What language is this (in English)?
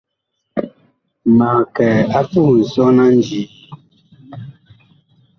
Bakoko